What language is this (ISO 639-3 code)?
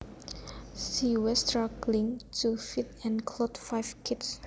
jav